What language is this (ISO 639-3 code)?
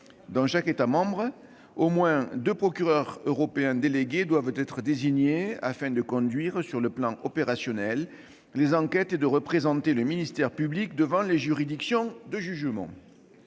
fra